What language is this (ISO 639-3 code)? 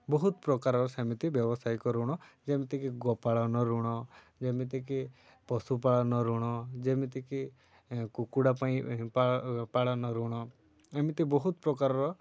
ori